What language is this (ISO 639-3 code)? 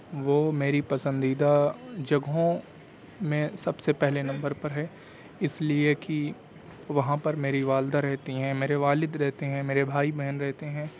urd